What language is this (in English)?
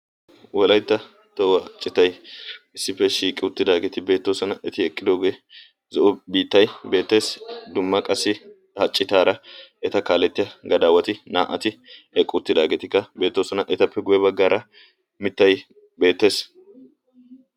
Wolaytta